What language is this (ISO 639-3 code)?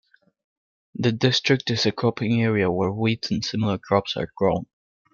eng